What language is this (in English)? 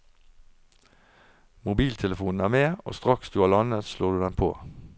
Norwegian